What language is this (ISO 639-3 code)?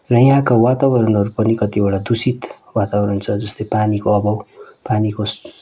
nep